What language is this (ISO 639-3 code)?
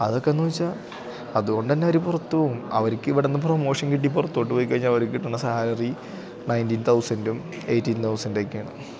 mal